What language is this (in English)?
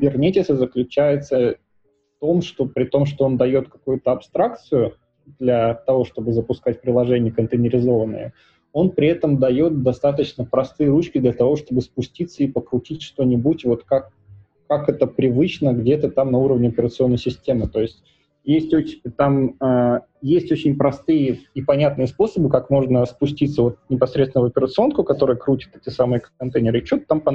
Russian